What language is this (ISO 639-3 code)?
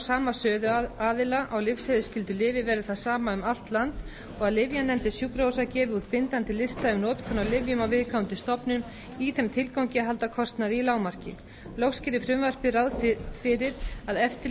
isl